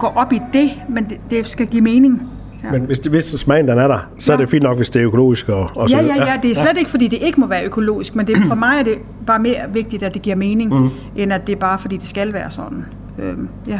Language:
Danish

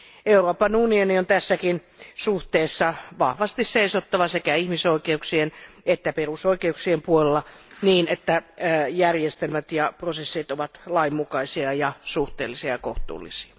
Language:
Finnish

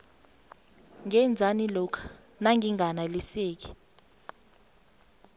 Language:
South Ndebele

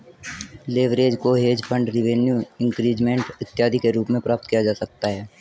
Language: Hindi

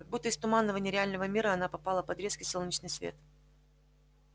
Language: Russian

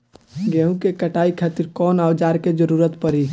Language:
Bhojpuri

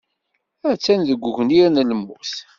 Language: Kabyle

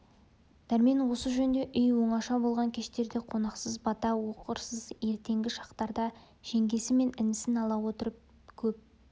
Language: Kazakh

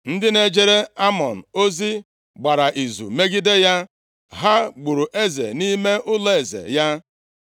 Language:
Igbo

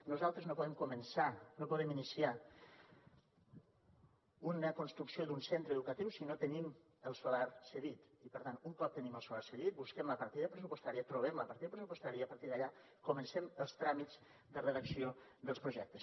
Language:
Catalan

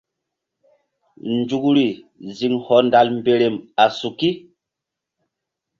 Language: Mbum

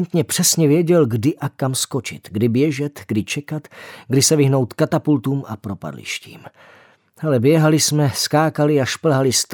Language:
Czech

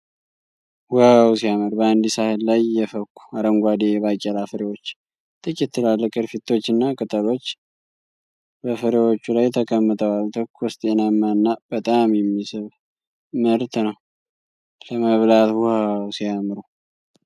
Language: Amharic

